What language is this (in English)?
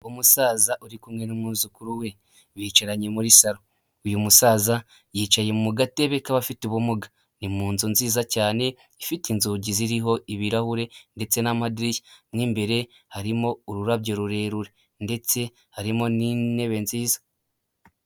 Kinyarwanda